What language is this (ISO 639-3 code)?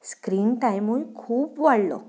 kok